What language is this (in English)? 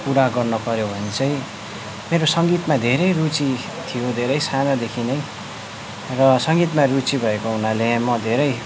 Nepali